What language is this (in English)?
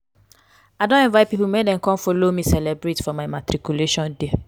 Nigerian Pidgin